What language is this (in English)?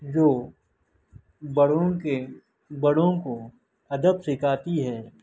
Urdu